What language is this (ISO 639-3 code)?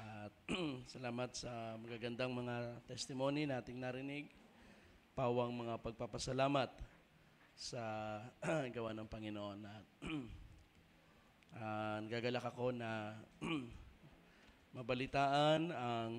fil